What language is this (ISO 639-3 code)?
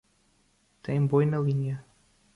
por